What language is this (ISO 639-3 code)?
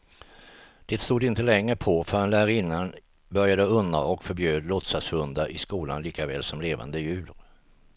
swe